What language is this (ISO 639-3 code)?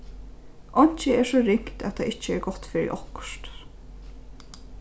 fao